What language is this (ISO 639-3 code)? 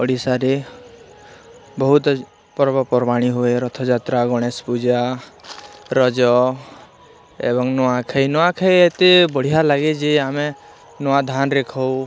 ori